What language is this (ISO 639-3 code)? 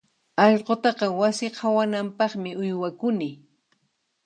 qxp